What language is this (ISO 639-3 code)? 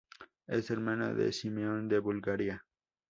spa